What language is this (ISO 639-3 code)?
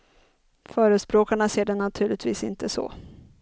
swe